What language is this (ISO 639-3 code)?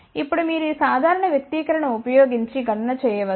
tel